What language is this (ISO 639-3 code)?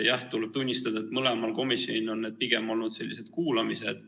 est